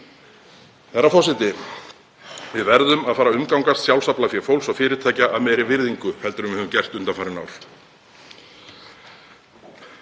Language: Icelandic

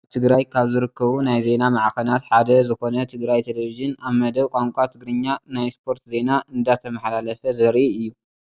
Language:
Tigrinya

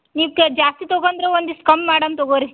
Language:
Kannada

